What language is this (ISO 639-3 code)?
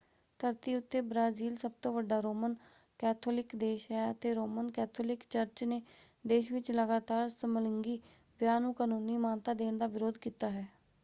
pan